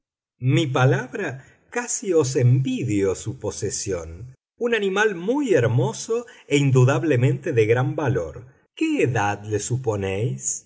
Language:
Spanish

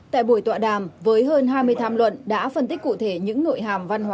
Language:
Vietnamese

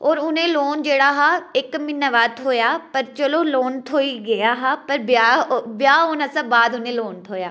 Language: Dogri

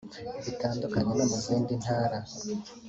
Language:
Kinyarwanda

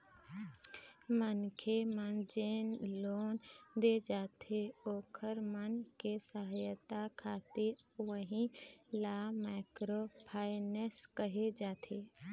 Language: Chhattisgarhi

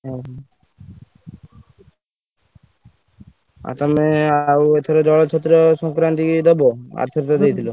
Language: Odia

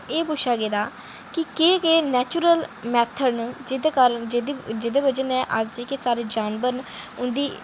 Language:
Dogri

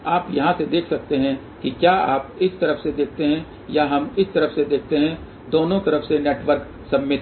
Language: Hindi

